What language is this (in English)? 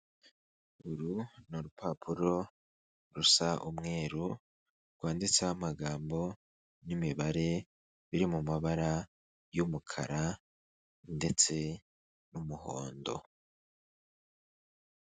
Kinyarwanda